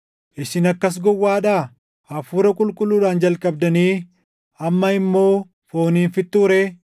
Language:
Oromo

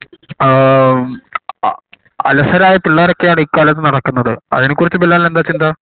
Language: Malayalam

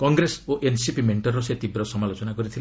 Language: Odia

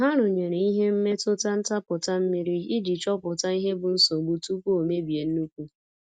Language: Igbo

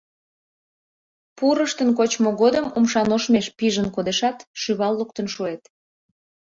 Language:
Mari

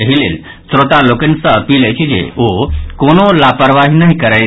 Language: Maithili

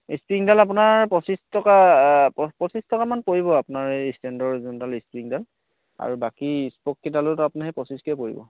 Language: Assamese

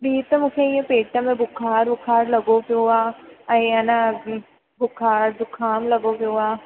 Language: Sindhi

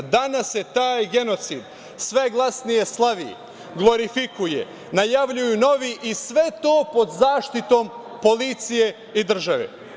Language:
Serbian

